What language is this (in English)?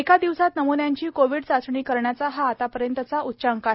Marathi